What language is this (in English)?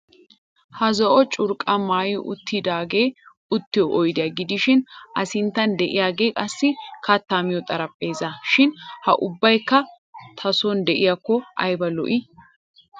Wolaytta